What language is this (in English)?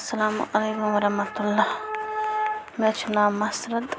Kashmiri